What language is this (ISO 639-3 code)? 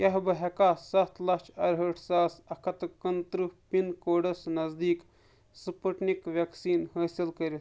kas